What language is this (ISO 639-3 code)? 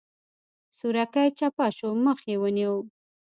pus